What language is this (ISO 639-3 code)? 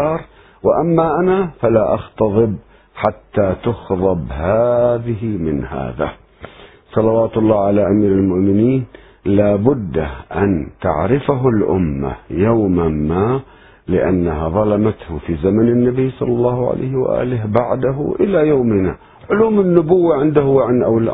ara